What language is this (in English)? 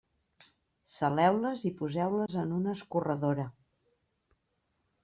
Catalan